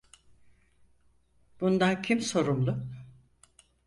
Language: Turkish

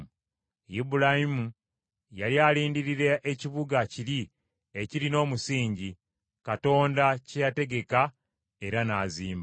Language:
Ganda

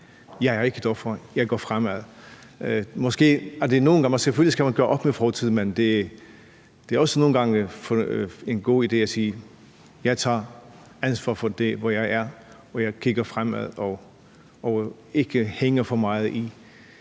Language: Danish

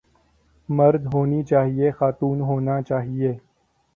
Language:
Urdu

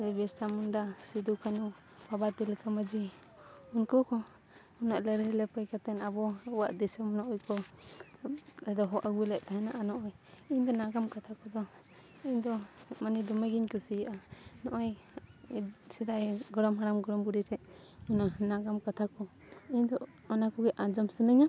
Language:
Santali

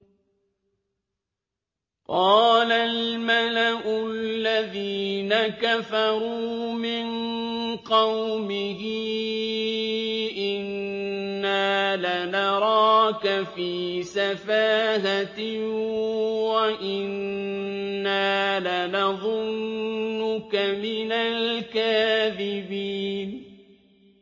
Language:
Arabic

